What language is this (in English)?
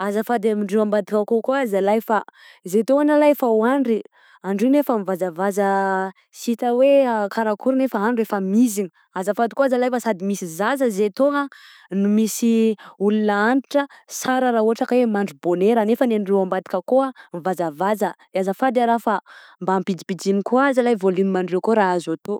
Southern Betsimisaraka Malagasy